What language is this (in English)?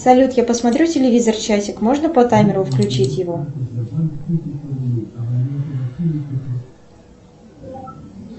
Russian